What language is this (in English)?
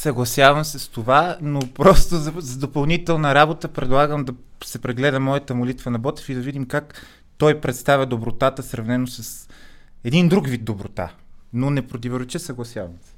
Bulgarian